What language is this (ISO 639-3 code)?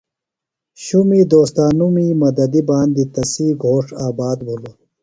phl